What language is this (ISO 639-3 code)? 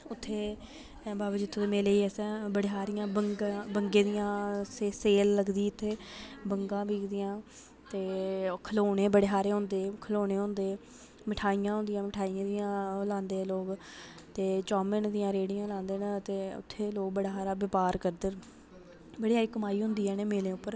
doi